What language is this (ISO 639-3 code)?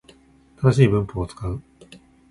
jpn